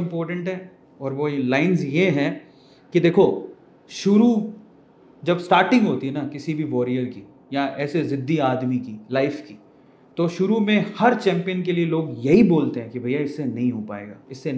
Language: Hindi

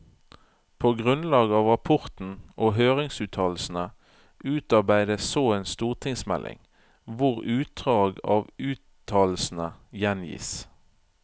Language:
Norwegian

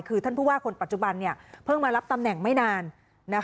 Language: Thai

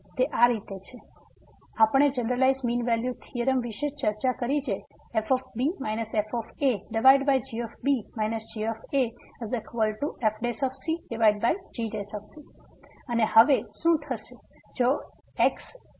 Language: Gujarati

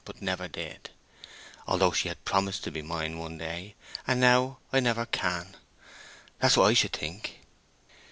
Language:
English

